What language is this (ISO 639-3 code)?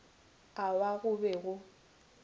nso